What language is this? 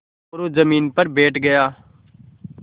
Hindi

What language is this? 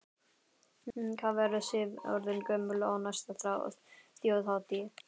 Icelandic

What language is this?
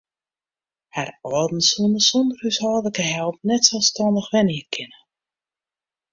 Western Frisian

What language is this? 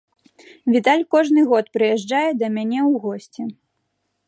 Belarusian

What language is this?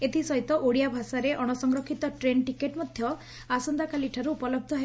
Odia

